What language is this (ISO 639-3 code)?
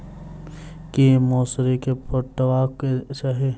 mai